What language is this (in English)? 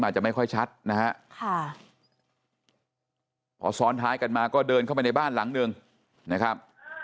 Thai